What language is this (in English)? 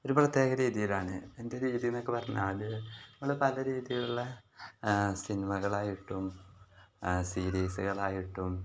Malayalam